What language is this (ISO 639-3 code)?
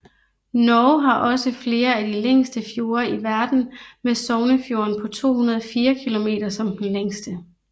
dan